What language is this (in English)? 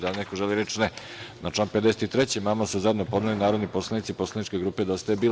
Serbian